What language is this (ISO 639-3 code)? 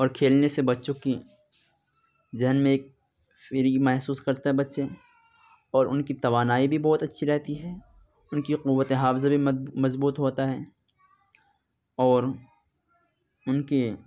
urd